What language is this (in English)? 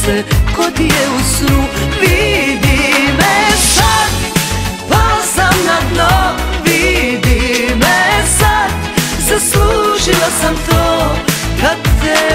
Romanian